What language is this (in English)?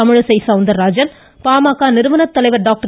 Tamil